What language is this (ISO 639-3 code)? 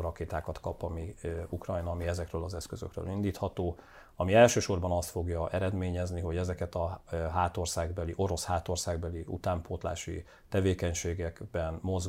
hun